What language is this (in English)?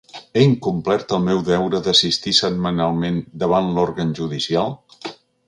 Catalan